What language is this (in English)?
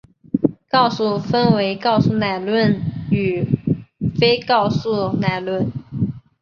Chinese